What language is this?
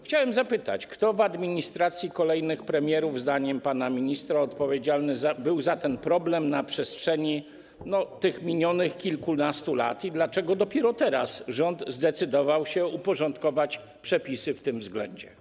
Polish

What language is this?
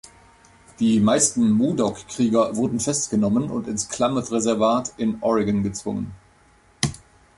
German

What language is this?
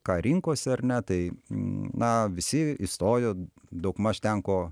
Lithuanian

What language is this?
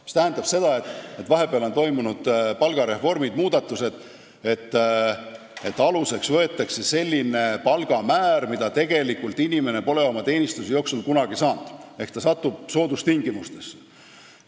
Estonian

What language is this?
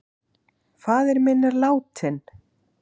Icelandic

